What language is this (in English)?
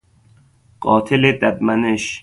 Persian